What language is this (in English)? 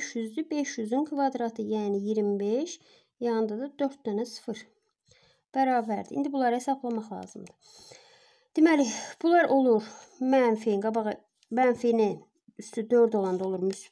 Turkish